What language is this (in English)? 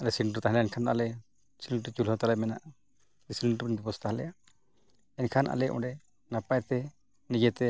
Santali